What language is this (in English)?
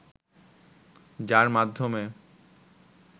Bangla